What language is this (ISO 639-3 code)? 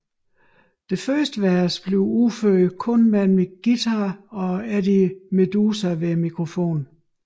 dan